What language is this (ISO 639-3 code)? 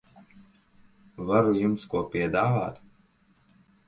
lav